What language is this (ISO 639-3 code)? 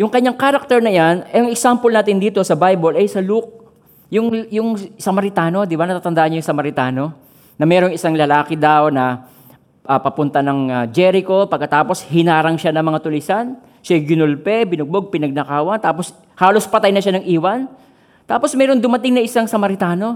fil